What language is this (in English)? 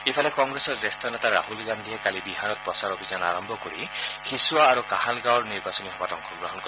Assamese